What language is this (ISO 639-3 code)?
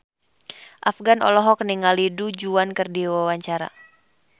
sun